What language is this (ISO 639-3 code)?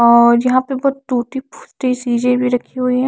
hin